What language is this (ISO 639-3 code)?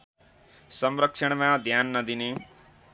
nep